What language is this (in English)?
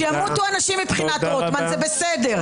Hebrew